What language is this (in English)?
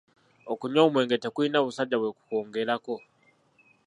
Ganda